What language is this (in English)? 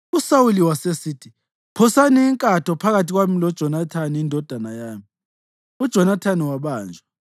North Ndebele